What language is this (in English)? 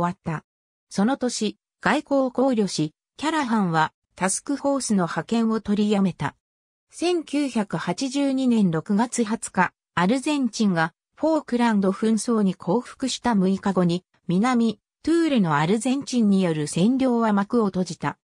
Japanese